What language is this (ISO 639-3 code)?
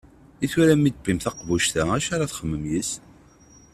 kab